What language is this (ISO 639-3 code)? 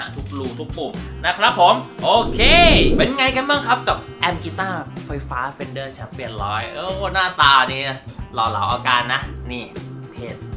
tha